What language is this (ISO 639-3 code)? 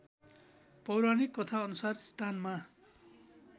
nep